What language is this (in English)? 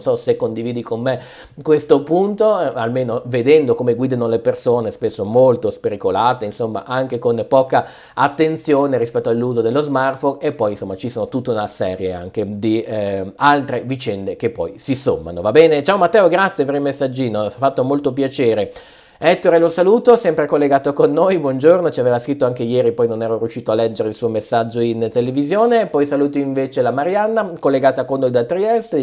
Italian